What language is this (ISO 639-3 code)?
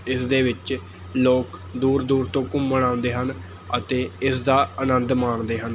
pan